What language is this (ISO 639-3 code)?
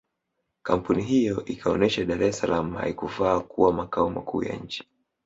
swa